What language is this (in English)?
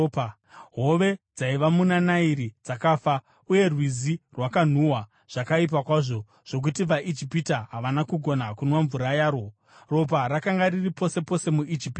Shona